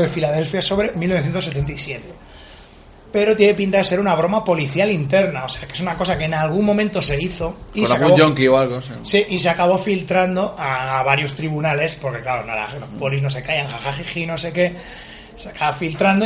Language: Spanish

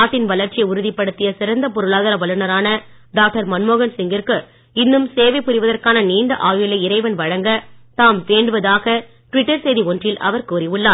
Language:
Tamil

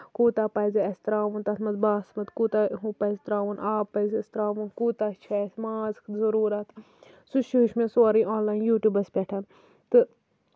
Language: Kashmiri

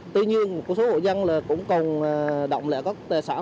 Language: Vietnamese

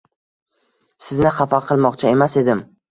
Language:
Uzbek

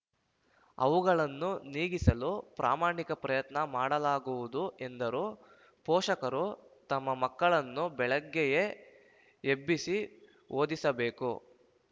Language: Kannada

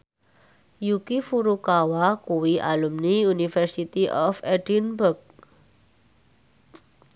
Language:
Javanese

